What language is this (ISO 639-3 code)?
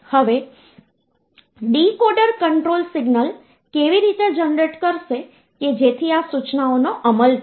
guj